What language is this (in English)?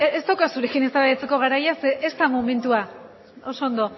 Basque